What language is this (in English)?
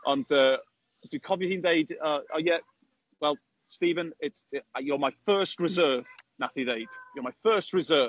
Welsh